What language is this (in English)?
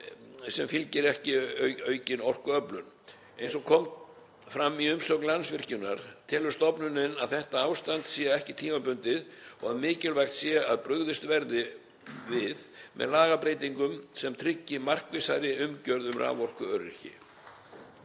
Icelandic